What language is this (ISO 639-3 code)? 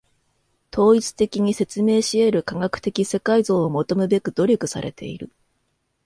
jpn